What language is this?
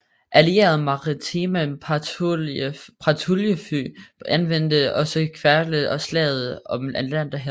Danish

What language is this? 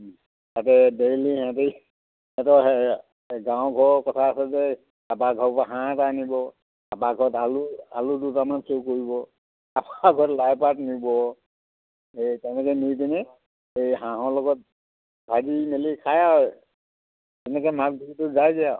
Assamese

